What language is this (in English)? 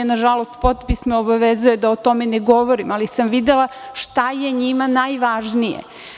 Serbian